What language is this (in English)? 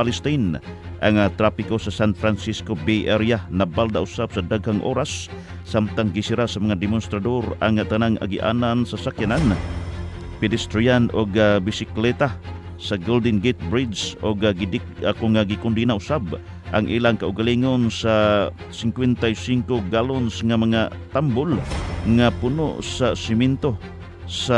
Filipino